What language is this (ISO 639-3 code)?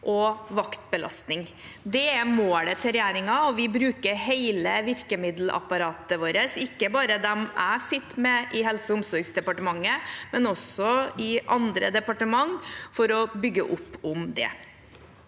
nor